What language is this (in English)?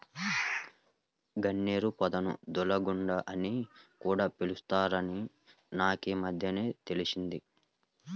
Telugu